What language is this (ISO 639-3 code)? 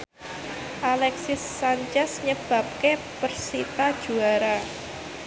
jav